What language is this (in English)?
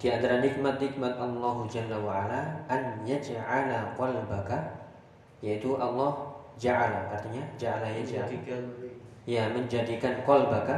Indonesian